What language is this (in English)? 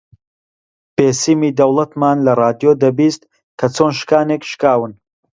Central Kurdish